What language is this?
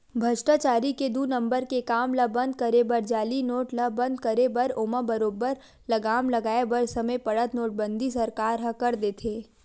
Chhattisgarhi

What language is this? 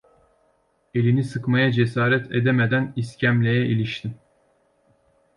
Turkish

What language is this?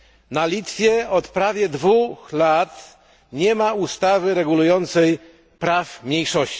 Polish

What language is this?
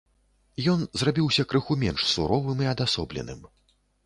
Belarusian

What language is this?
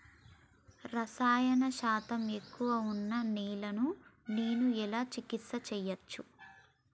Telugu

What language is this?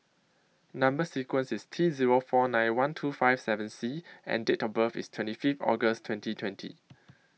English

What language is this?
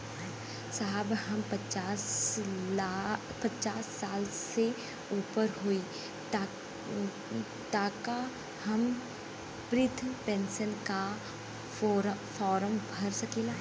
Bhojpuri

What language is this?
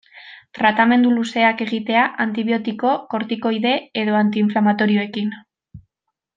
Basque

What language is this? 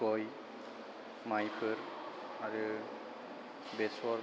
Bodo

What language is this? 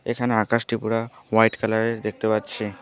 Bangla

